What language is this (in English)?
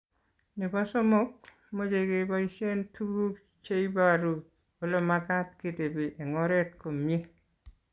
Kalenjin